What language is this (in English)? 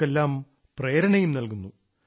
Malayalam